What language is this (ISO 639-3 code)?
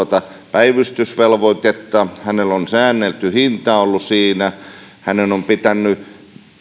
fin